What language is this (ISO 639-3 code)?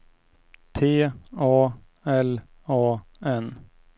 swe